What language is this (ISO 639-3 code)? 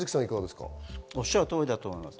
jpn